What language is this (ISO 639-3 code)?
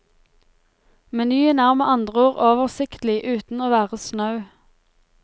nor